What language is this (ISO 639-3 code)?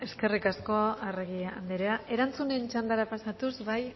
eus